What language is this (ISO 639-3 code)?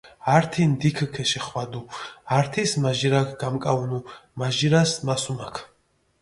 xmf